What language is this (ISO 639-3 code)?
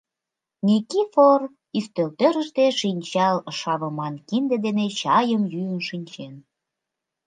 chm